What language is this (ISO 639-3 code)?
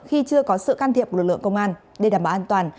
vie